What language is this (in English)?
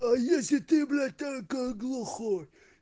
Russian